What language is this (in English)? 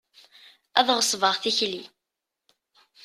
Kabyle